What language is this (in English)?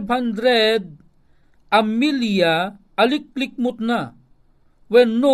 Filipino